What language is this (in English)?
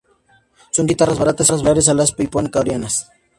Spanish